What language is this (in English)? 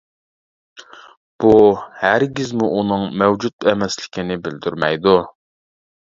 Uyghur